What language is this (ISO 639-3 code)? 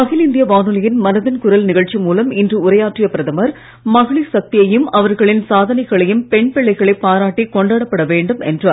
tam